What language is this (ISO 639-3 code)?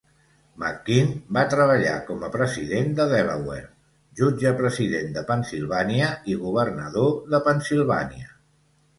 cat